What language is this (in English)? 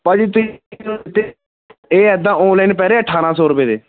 Punjabi